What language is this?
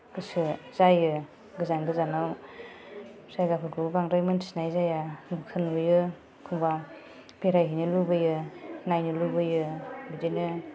Bodo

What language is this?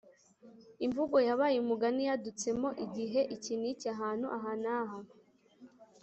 Kinyarwanda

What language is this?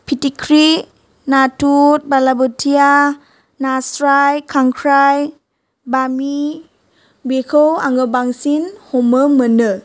Bodo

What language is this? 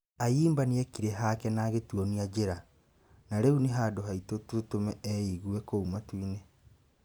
Kikuyu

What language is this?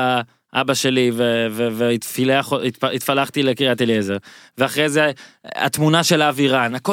Hebrew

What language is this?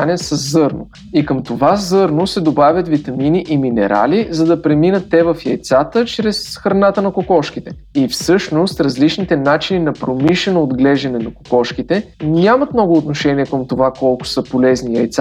Bulgarian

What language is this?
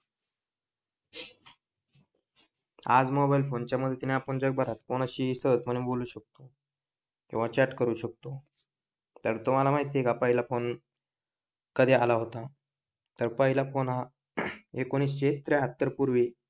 Marathi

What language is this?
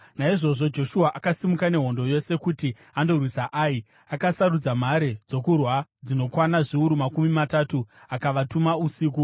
Shona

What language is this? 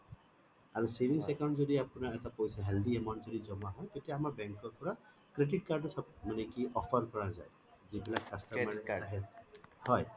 Assamese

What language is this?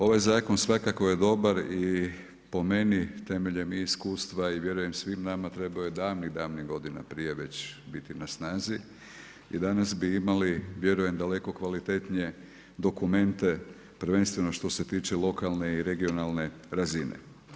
Croatian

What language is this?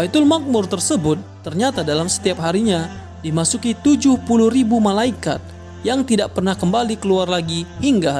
Indonesian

